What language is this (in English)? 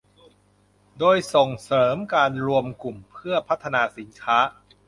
Thai